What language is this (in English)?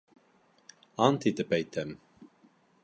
Bashkir